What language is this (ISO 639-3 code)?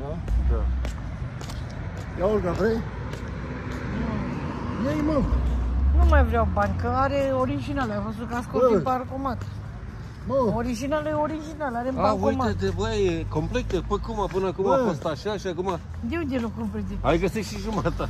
ron